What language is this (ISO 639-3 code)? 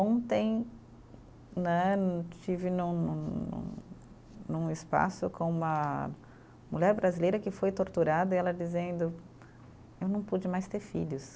por